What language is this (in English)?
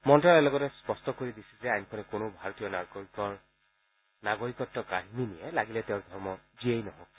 Assamese